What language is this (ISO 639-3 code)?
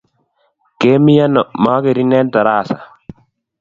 kln